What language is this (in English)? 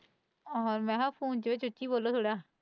Punjabi